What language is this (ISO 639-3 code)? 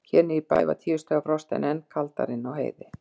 isl